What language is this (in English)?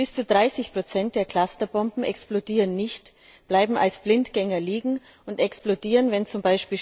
German